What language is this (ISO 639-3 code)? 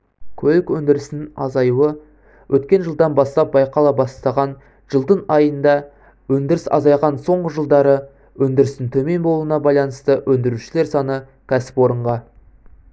kaz